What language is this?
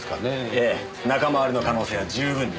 Japanese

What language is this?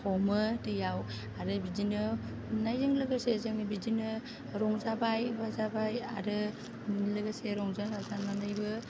Bodo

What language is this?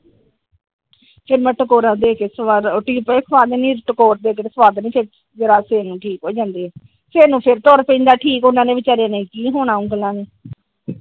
Punjabi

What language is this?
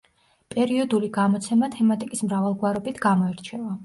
Georgian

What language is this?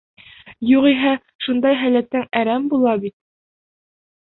Bashkir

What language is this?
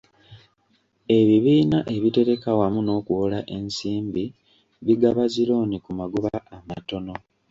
Ganda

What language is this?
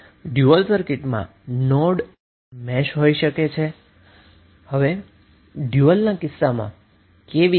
Gujarati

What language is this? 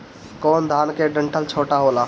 Bhojpuri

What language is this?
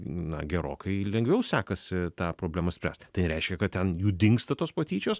Lithuanian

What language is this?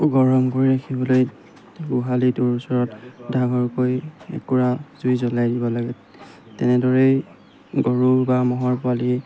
Assamese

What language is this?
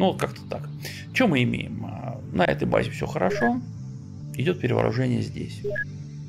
Russian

